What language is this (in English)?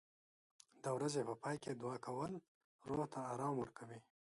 Pashto